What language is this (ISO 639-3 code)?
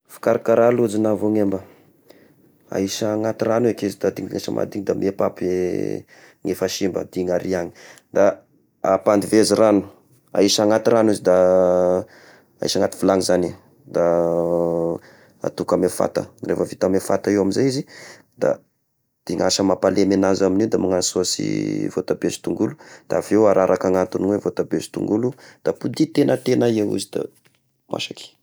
tkg